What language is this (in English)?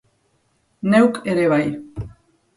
Basque